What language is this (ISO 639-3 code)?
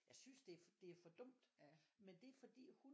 dan